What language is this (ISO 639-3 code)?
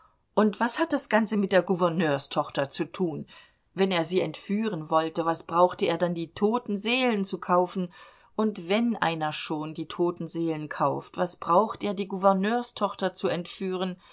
deu